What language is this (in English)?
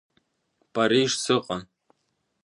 Abkhazian